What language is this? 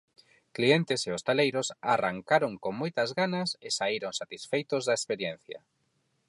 Galician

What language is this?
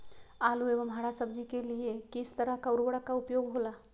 Magahi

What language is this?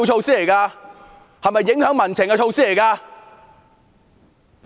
Cantonese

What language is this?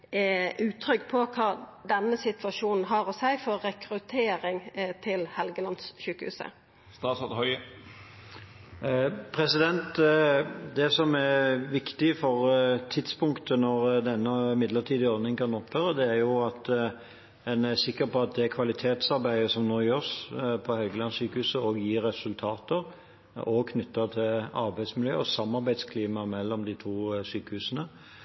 Norwegian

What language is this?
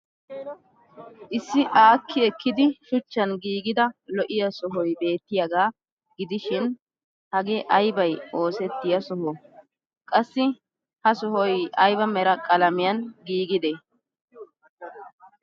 Wolaytta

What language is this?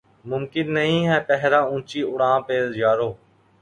Urdu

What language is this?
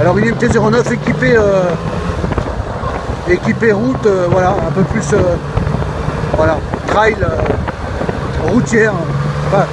French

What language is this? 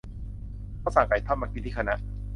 Thai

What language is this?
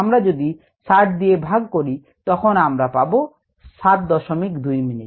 Bangla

